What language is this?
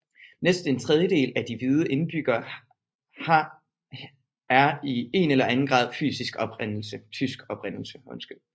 Danish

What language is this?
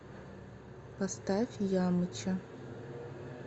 Russian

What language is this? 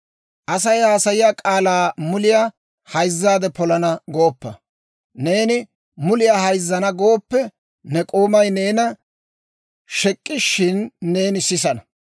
Dawro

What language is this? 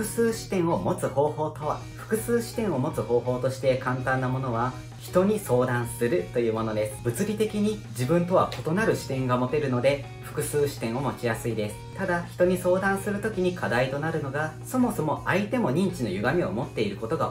Japanese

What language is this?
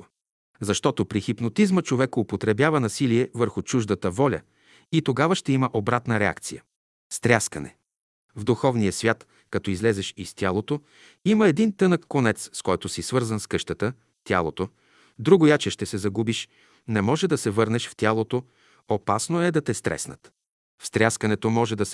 Bulgarian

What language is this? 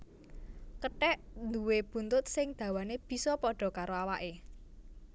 Javanese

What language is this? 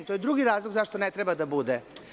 Serbian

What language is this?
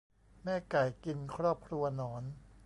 Thai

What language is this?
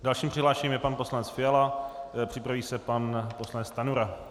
Czech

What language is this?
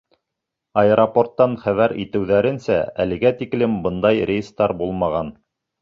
Bashkir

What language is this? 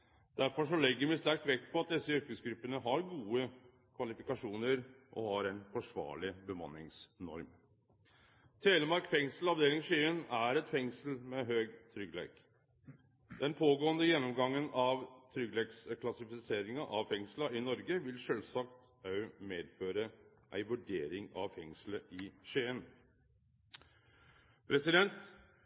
Norwegian Nynorsk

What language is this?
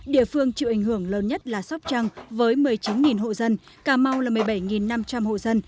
Vietnamese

